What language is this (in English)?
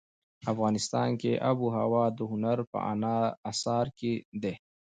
Pashto